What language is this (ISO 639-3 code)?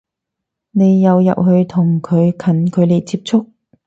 yue